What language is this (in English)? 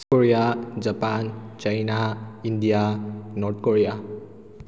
Manipuri